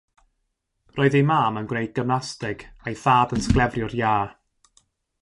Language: Welsh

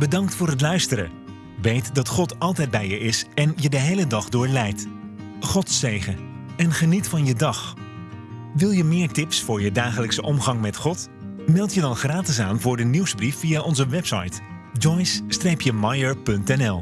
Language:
Dutch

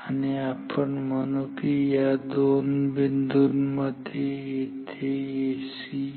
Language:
Marathi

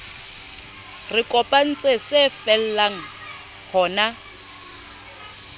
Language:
Southern Sotho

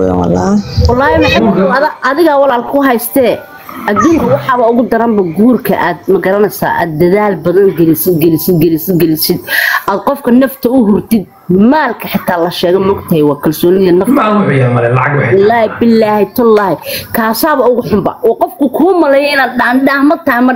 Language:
Arabic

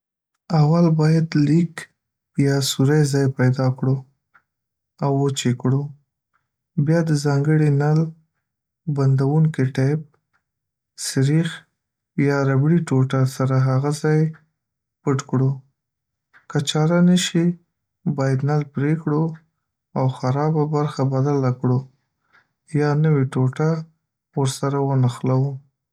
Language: Pashto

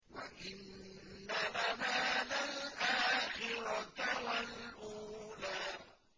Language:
Arabic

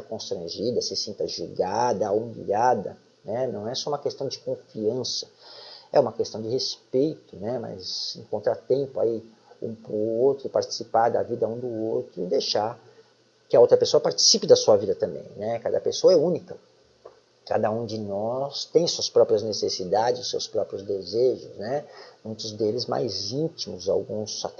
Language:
Portuguese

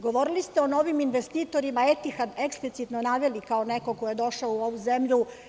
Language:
Serbian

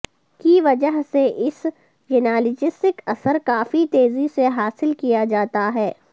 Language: Urdu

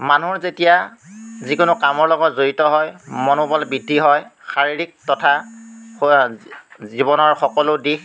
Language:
Assamese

